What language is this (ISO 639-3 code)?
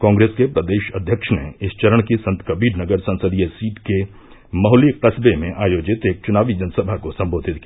hin